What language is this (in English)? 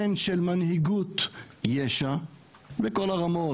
Hebrew